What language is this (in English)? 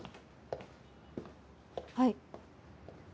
Japanese